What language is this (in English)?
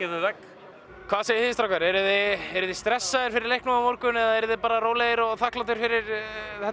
Icelandic